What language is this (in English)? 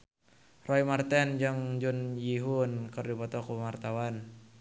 Sundanese